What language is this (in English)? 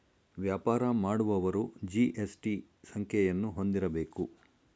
Kannada